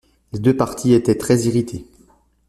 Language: French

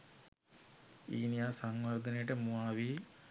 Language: Sinhala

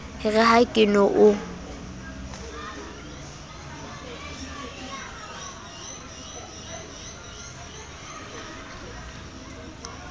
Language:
Southern Sotho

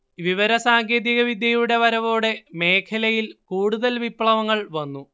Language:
Malayalam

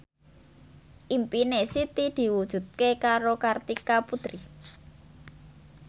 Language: Javanese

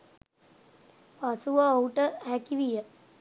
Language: Sinhala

